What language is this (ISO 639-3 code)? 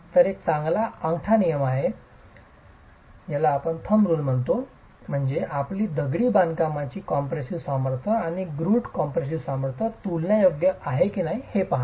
mar